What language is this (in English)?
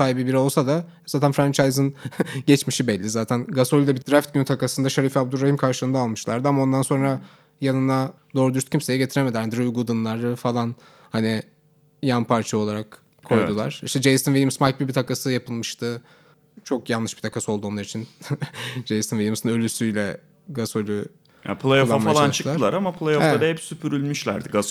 Turkish